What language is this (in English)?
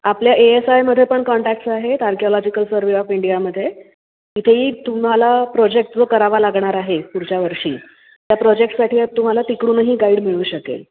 Marathi